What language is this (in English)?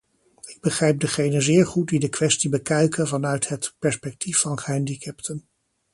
Dutch